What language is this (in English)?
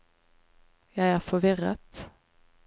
Norwegian